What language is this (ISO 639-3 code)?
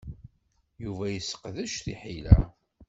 kab